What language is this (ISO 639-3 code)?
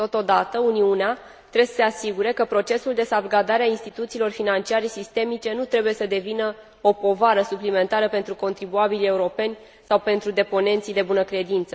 ron